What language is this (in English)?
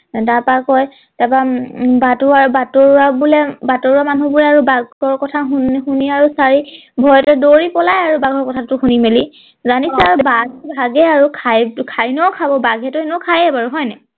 Assamese